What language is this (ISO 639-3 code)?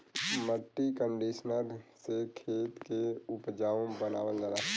bho